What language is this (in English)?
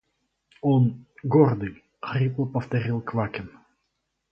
Russian